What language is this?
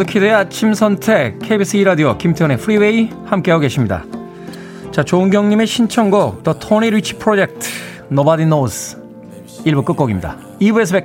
Korean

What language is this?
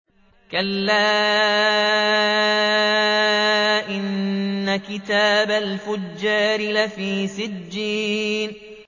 Arabic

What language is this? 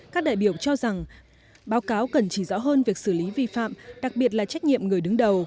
Vietnamese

